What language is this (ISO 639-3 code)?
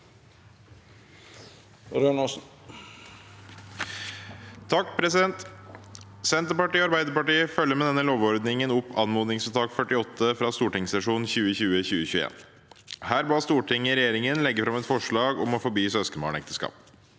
nor